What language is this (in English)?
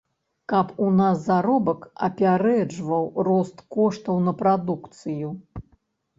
Belarusian